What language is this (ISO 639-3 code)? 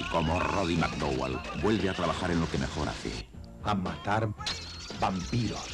spa